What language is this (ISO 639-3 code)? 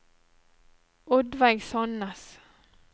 nor